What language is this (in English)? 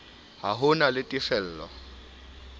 Southern Sotho